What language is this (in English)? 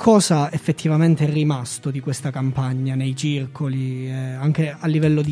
Italian